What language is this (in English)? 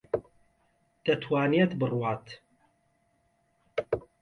Central Kurdish